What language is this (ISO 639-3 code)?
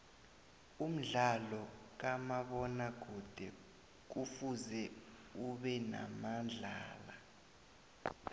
nbl